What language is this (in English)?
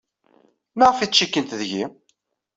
Kabyle